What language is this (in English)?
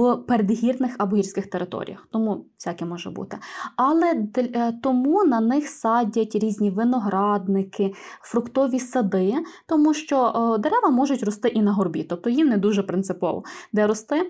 Ukrainian